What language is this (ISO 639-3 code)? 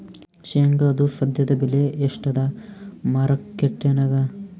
kan